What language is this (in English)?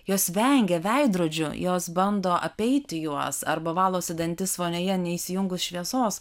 Lithuanian